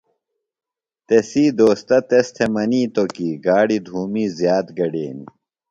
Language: Phalura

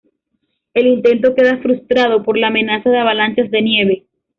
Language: Spanish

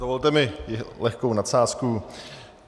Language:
Czech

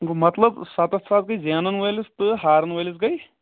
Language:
Kashmiri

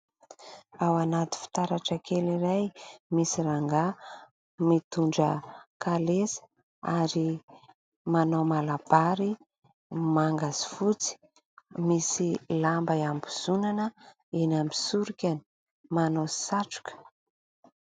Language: Malagasy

